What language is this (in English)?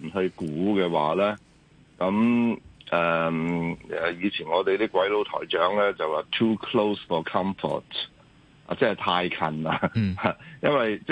Chinese